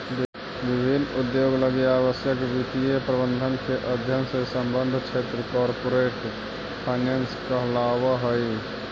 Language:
Magahi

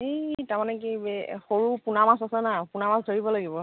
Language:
Assamese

